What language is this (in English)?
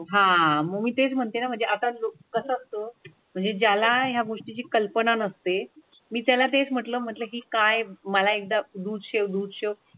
Marathi